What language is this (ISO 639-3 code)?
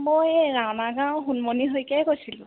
asm